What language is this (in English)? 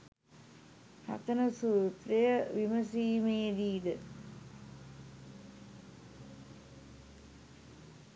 Sinhala